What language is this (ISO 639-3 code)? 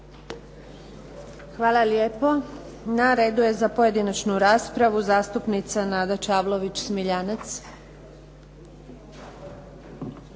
hrv